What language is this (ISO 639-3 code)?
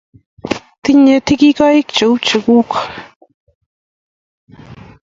kln